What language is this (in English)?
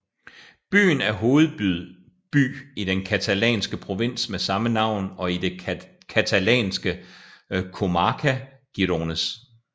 Danish